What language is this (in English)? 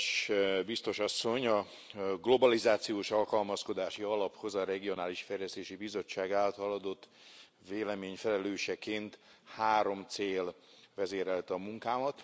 Hungarian